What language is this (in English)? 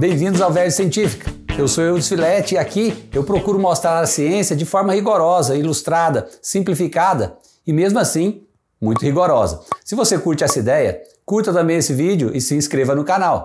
Portuguese